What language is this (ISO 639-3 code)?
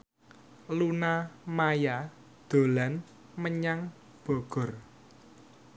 jav